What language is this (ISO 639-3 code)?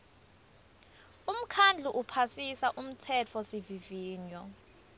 ssw